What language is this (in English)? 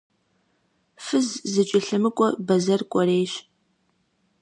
Kabardian